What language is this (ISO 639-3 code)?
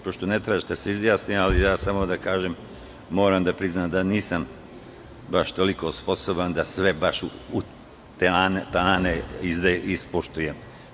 srp